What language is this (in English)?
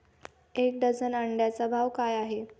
Marathi